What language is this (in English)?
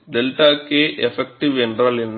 Tamil